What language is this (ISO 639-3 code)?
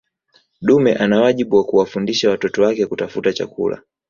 swa